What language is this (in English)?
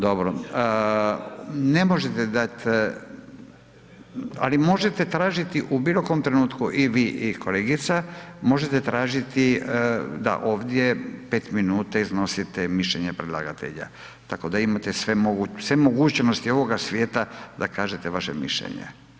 Croatian